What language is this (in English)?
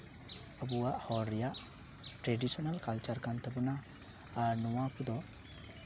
Santali